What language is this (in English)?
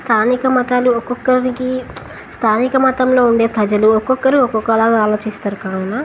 Telugu